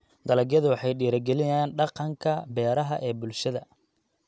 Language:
Somali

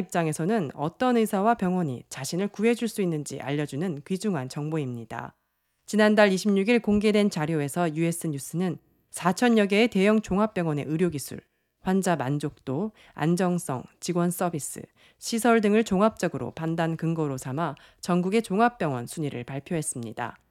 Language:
Korean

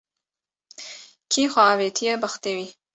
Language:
Kurdish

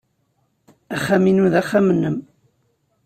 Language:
Kabyle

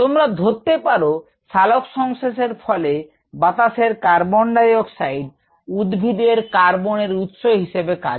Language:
Bangla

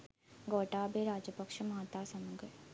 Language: Sinhala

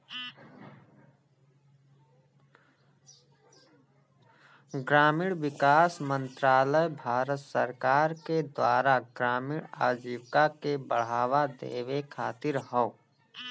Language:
Bhojpuri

